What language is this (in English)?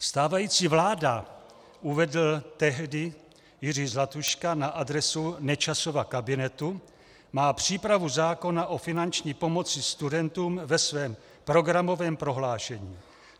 Czech